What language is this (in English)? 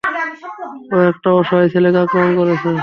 Bangla